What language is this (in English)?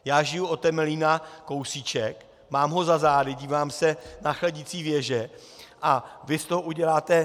Czech